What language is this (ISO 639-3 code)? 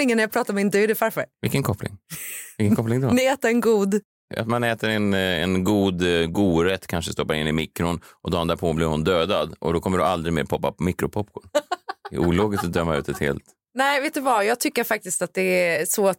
swe